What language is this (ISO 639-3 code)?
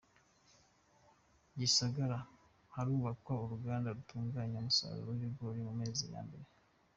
kin